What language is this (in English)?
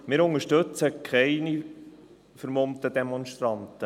Swiss German